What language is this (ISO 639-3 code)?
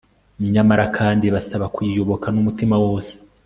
kin